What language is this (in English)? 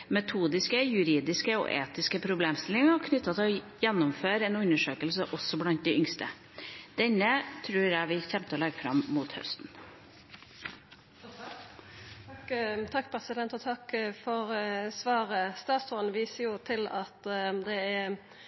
Norwegian